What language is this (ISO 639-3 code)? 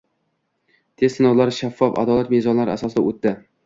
uzb